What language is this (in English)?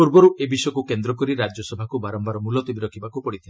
Odia